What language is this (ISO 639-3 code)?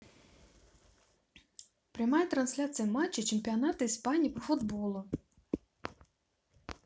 rus